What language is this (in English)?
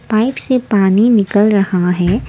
Hindi